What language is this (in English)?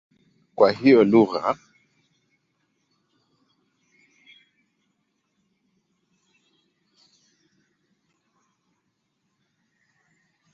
Swahili